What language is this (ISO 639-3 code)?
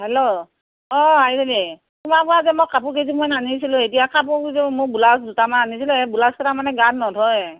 asm